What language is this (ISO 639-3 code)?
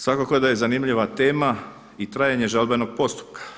hrv